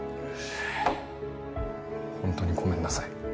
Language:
Japanese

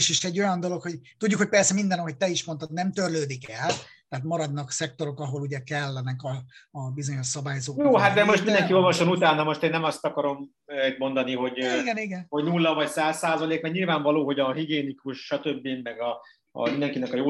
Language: Hungarian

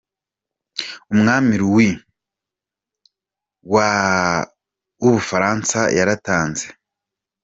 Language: Kinyarwanda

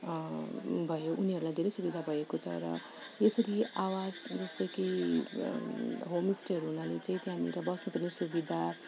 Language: Nepali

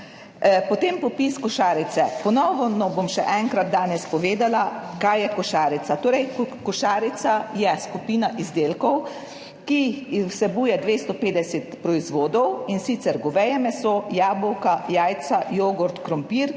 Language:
Slovenian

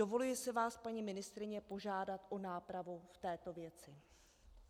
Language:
Czech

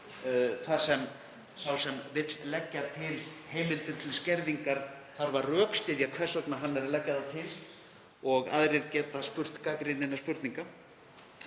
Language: Icelandic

